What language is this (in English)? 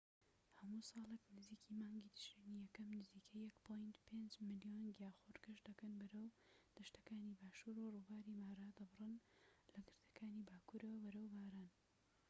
Central Kurdish